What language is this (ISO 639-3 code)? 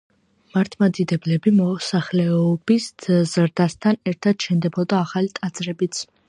kat